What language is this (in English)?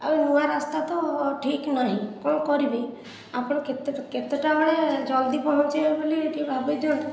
Odia